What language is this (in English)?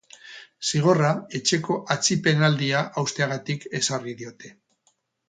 Basque